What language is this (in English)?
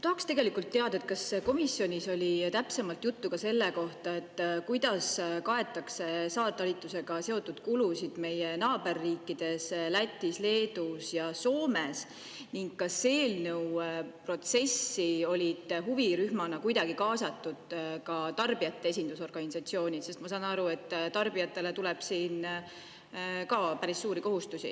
Estonian